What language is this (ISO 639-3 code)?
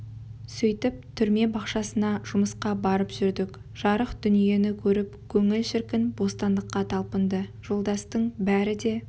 kaz